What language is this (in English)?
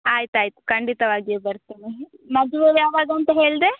Kannada